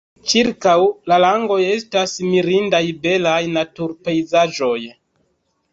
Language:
Esperanto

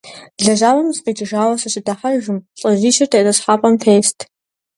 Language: Kabardian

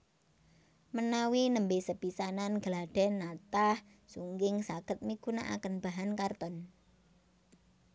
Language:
Javanese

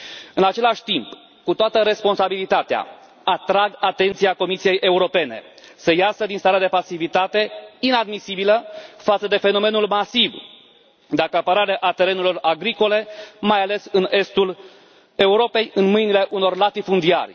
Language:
Romanian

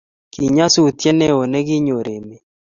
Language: Kalenjin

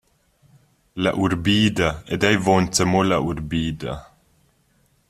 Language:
Romansh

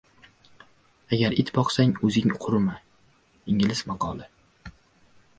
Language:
Uzbek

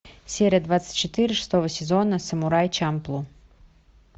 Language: Russian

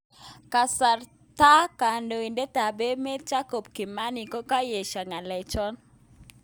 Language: Kalenjin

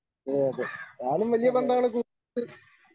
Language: Malayalam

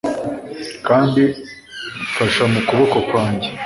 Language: Kinyarwanda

